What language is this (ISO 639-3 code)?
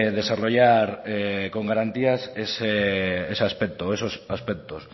spa